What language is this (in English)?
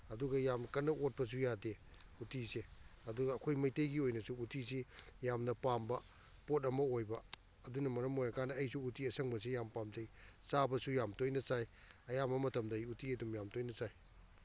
Manipuri